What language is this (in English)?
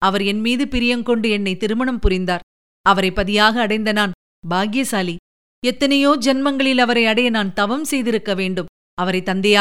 Tamil